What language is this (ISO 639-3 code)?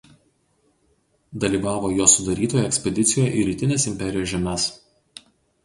lit